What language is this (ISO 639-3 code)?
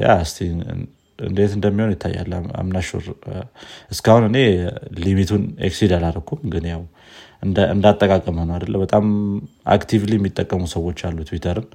amh